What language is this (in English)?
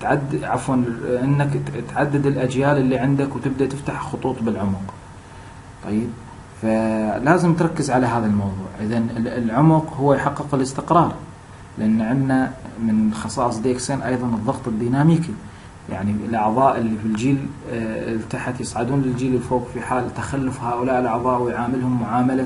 Arabic